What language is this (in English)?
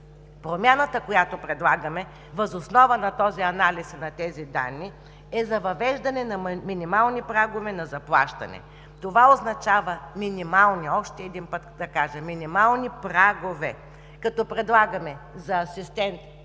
Bulgarian